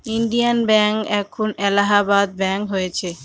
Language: Bangla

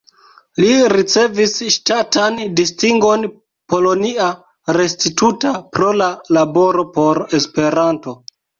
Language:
Esperanto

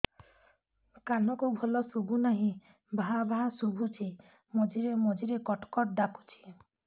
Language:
Odia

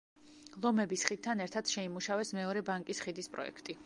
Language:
Georgian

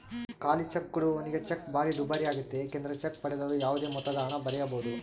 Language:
Kannada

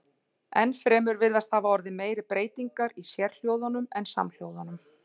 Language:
Icelandic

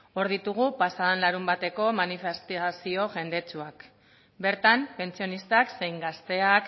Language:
Basque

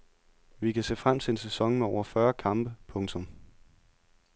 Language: Danish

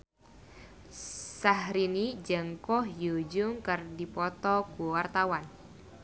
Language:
Sundanese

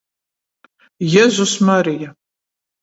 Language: Latgalian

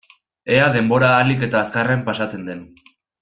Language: Basque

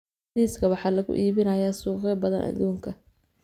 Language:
Somali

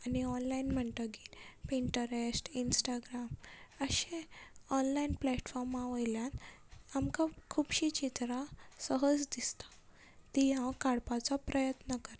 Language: Konkani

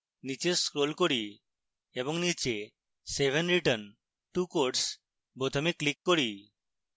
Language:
Bangla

